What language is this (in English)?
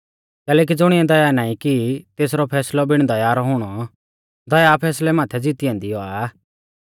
Mahasu Pahari